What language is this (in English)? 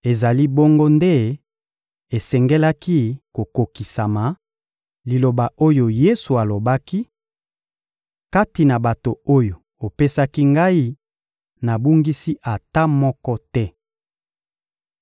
Lingala